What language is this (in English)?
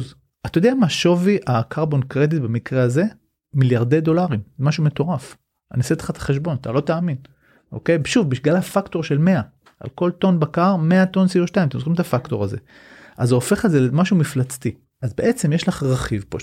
Hebrew